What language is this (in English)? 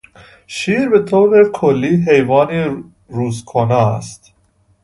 Persian